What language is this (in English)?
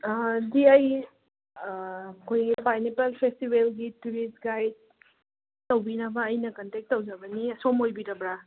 Manipuri